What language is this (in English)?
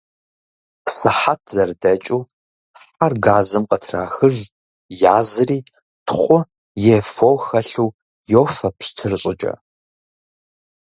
Kabardian